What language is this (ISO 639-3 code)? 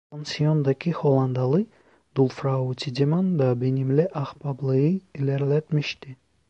tur